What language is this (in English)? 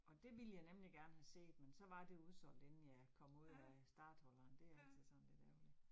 Danish